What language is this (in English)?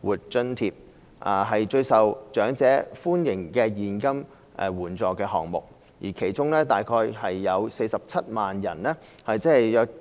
Cantonese